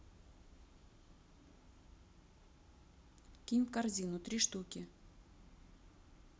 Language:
Russian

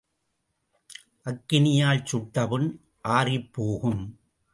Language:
Tamil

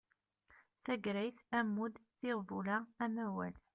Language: Kabyle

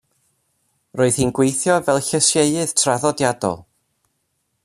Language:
Welsh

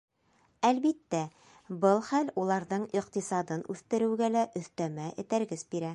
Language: Bashkir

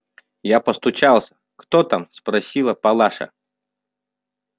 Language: Russian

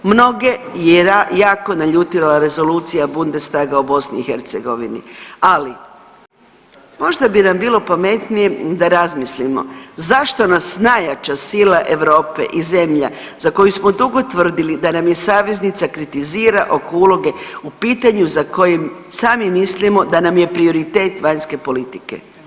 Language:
Croatian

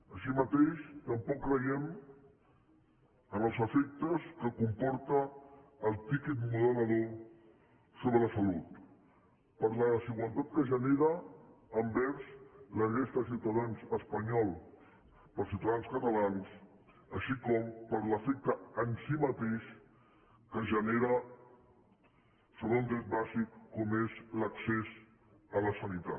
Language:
Catalan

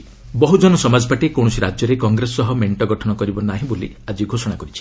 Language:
Odia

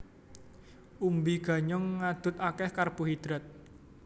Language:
Javanese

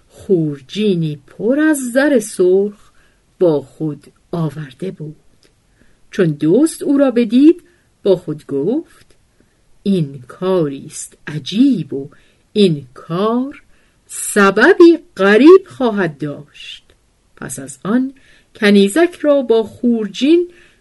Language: Persian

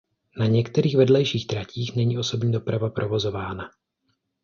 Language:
Czech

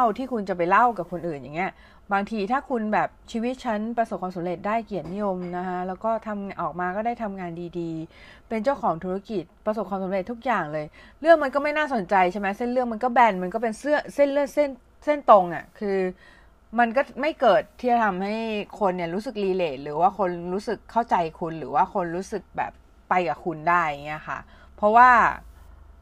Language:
Thai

